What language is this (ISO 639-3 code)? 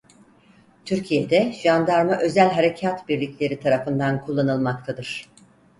tur